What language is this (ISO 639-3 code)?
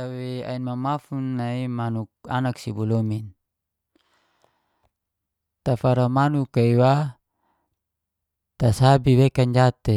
ges